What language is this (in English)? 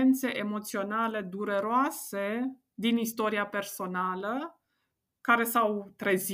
Romanian